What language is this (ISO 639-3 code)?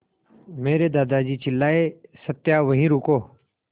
hin